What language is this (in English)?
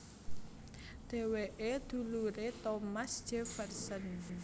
Javanese